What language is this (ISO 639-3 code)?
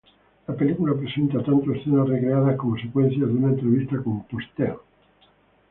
spa